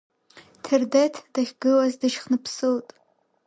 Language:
Abkhazian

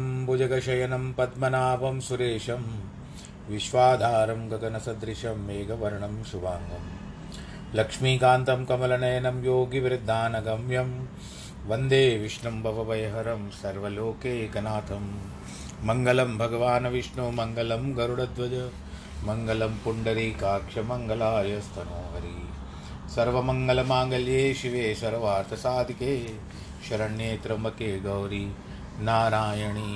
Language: Hindi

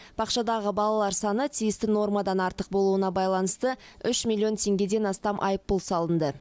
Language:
Kazakh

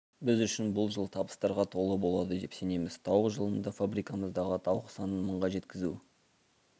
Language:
Kazakh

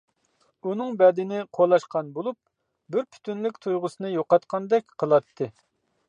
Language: Uyghur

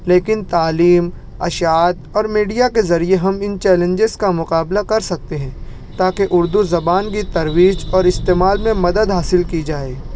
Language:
Urdu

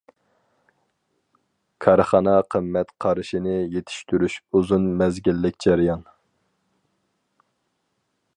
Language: Uyghur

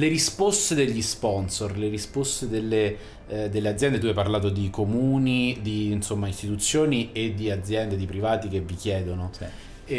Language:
Italian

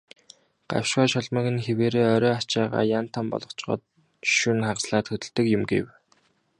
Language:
Mongolian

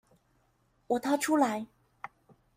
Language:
Chinese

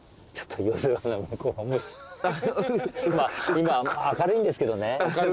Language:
Japanese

